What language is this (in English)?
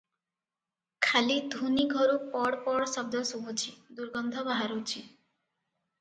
Odia